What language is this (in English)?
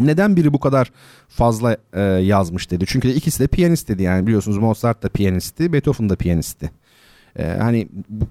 Turkish